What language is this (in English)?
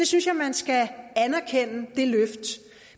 Danish